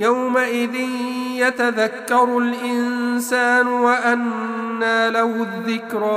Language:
Arabic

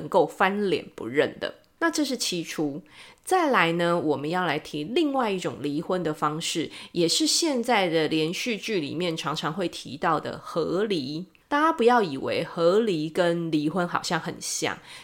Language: Chinese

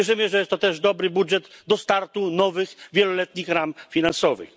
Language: Polish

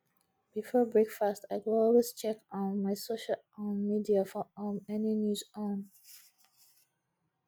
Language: Nigerian Pidgin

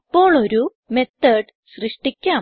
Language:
Malayalam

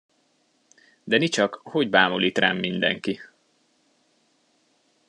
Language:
Hungarian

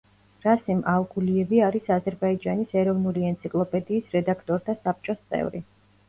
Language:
Georgian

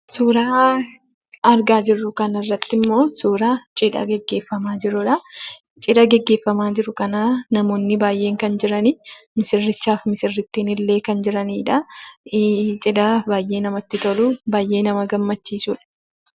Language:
Oromo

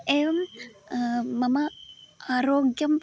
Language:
Sanskrit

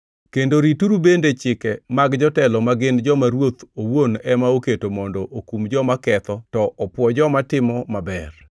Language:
Luo (Kenya and Tanzania)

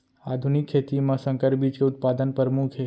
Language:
Chhattisgarhi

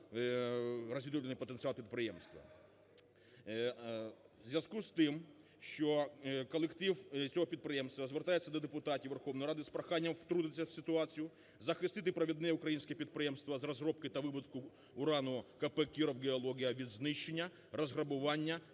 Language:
Ukrainian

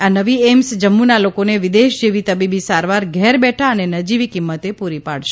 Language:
Gujarati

